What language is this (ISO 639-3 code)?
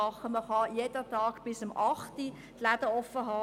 gsw